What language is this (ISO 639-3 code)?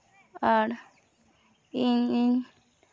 sat